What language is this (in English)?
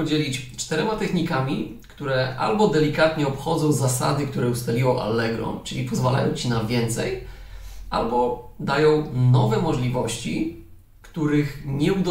Polish